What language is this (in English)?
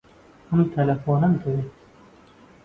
Central Kurdish